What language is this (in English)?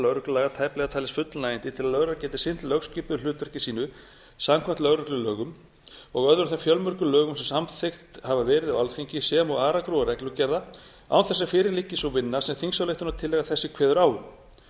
Icelandic